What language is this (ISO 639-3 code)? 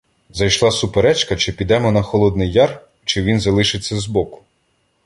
ukr